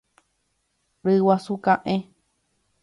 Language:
Guarani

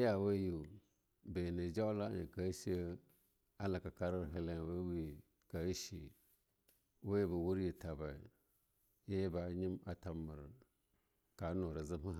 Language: Longuda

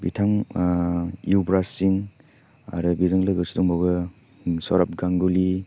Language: Bodo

